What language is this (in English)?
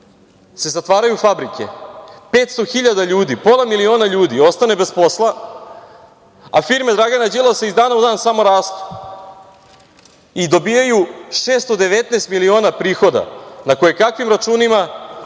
Serbian